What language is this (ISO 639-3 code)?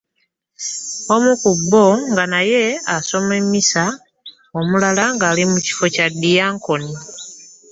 lug